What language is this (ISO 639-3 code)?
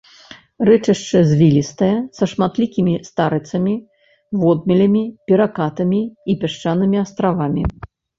bel